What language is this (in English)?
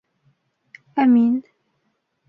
Bashkir